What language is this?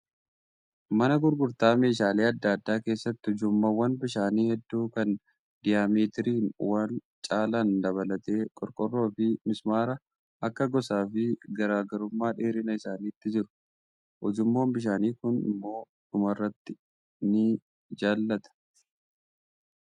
Oromo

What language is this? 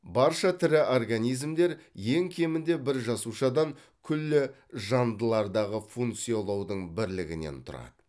Kazakh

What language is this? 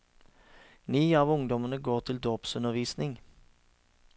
Norwegian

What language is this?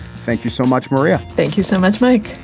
English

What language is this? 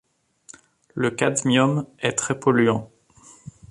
French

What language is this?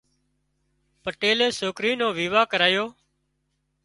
Wadiyara Koli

